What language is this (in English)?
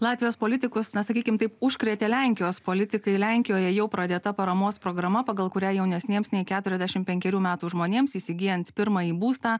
Lithuanian